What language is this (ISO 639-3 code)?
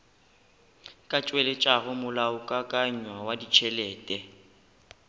nso